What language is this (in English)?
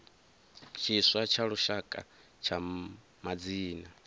Venda